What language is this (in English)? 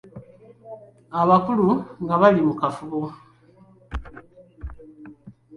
Ganda